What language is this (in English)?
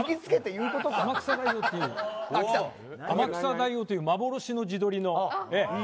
Japanese